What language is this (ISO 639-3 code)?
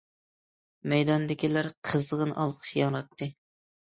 uig